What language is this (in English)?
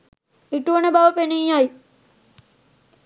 Sinhala